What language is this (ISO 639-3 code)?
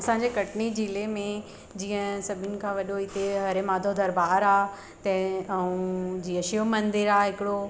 snd